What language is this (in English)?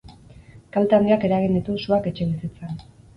Basque